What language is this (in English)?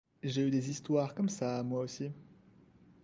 French